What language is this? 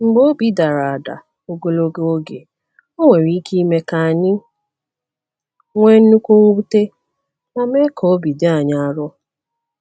Igbo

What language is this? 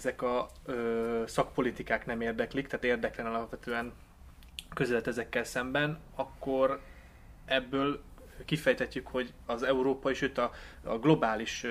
Hungarian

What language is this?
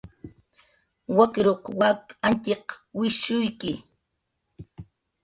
Jaqaru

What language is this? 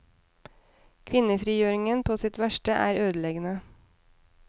Norwegian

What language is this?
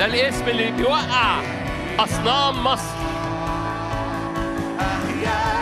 Arabic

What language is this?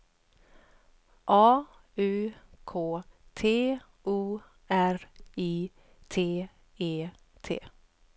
Swedish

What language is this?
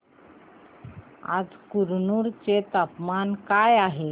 Marathi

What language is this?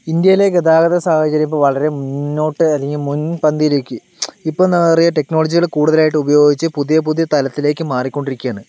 Malayalam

